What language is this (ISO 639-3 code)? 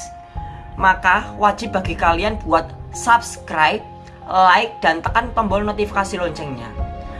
ind